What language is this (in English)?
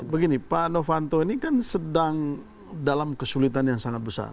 Indonesian